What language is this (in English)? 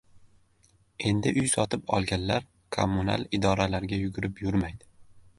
Uzbek